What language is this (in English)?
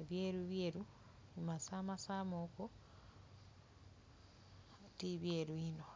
Soga